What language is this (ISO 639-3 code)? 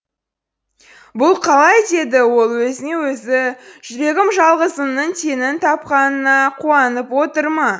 kaz